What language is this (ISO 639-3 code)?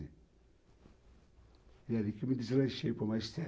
por